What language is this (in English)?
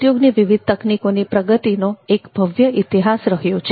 Gujarati